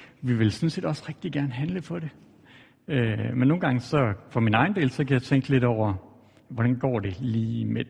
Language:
Danish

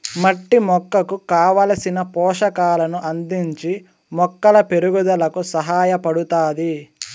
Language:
Telugu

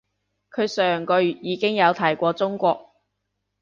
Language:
Cantonese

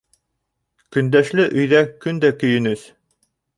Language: Bashkir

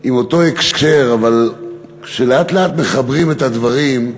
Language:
Hebrew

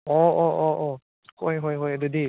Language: Manipuri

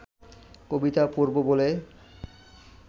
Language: Bangla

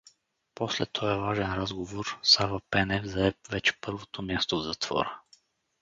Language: Bulgarian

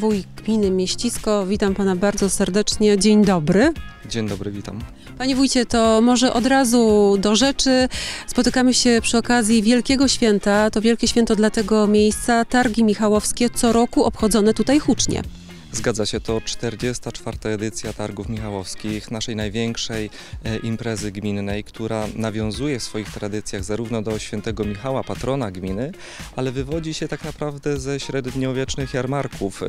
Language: Polish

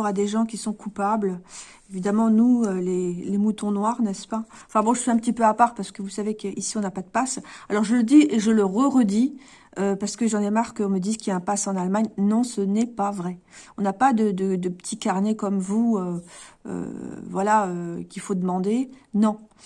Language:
French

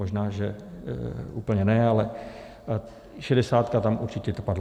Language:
Czech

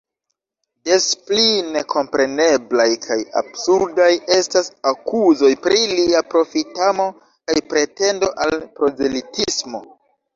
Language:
Esperanto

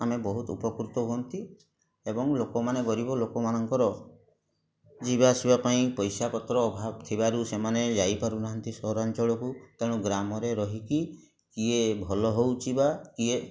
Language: Odia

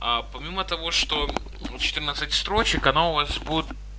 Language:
Russian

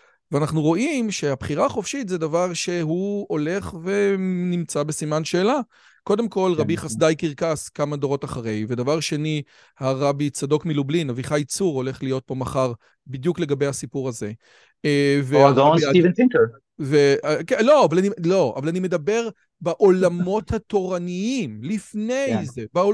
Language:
Hebrew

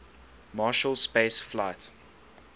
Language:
English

